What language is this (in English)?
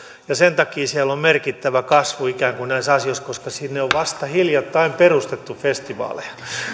Finnish